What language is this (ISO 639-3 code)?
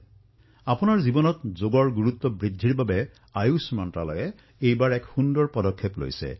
asm